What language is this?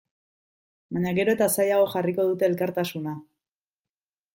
Basque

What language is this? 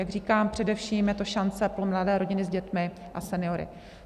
Czech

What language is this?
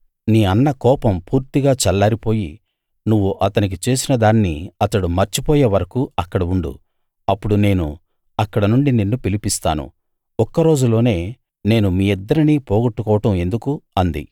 Telugu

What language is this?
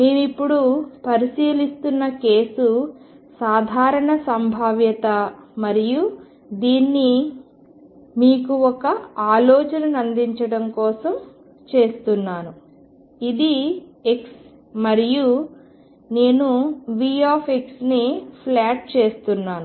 Telugu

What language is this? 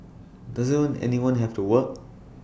English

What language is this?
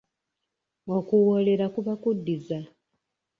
Ganda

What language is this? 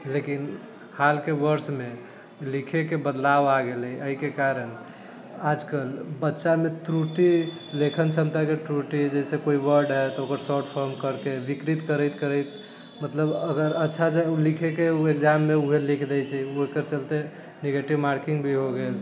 Maithili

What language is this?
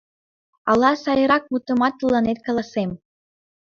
Mari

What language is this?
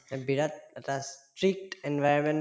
Assamese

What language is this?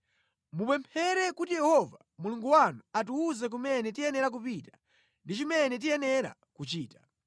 Nyanja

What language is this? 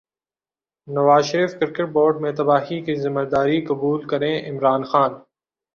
Urdu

